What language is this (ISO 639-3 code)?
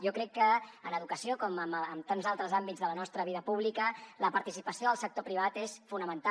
cat